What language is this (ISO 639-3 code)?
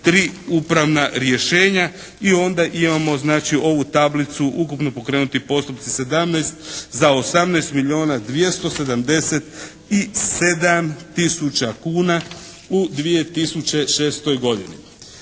hrv